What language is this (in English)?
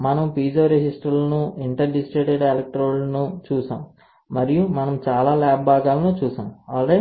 Telugu